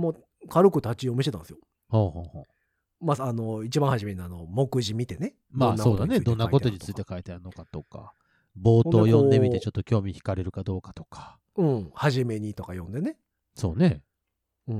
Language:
Japanese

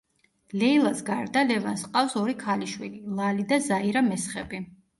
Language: Georgian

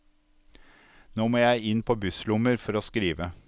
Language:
Norwegian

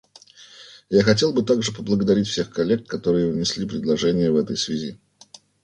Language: Russian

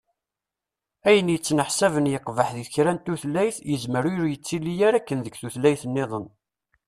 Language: Kabyle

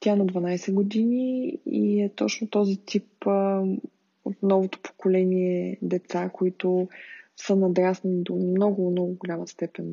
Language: Bulgarian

